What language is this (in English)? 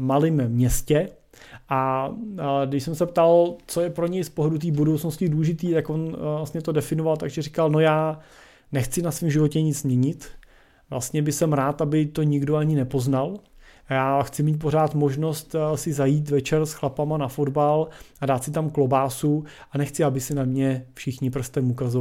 Czech